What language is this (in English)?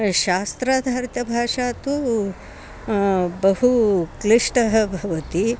Sanskrit